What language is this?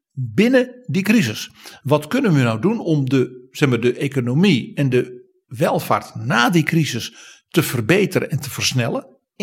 Dutch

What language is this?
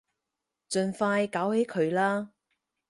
Cantonese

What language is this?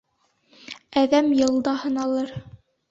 Bashkir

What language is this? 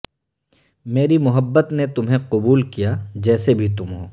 Urdu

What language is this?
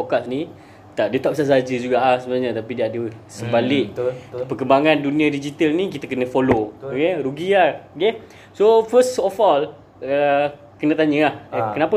Malay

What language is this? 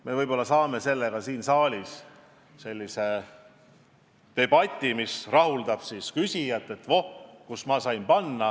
Estonian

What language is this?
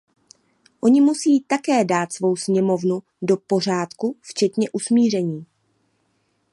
Czech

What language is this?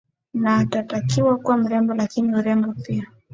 Swahili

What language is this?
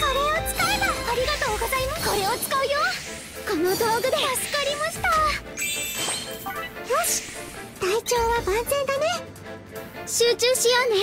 Japanese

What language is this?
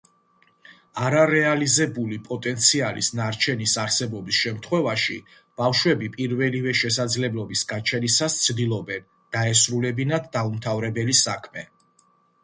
Georgian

